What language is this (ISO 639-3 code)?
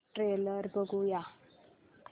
mar